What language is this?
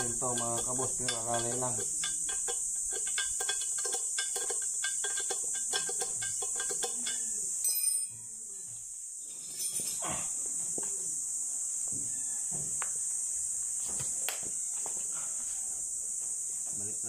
Filipino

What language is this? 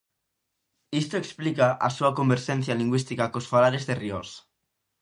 Galician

